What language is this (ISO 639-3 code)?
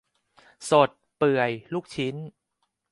tha